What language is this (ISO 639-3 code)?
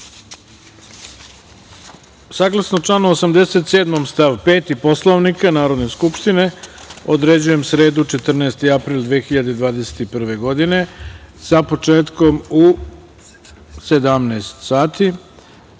srp